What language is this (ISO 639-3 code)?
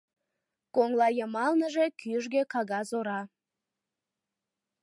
chm